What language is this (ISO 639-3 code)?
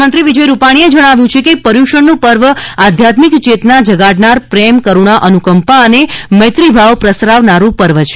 guj